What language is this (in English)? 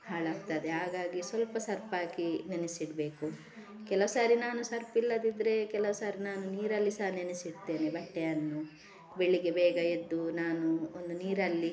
Kannada